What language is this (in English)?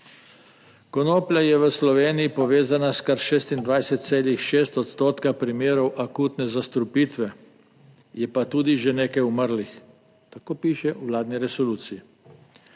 Slovenian